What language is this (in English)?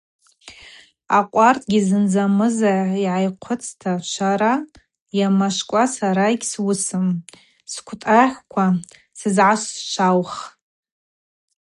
Abaza